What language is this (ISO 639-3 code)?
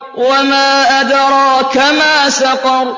ara